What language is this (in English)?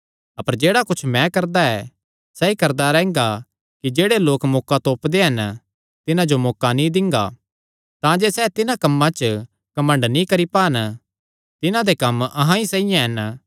Kangri